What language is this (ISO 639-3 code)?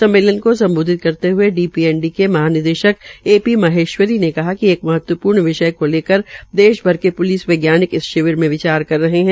hin